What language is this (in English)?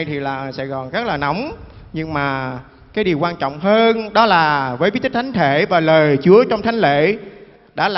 Vietnamese